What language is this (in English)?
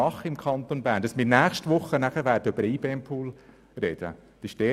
Swiss German